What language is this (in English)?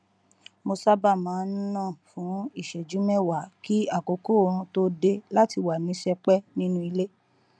Yoruba